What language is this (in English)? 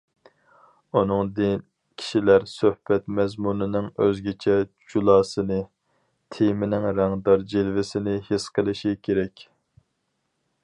Uyghur